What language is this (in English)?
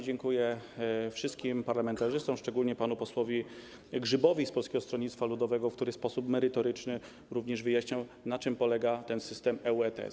Polish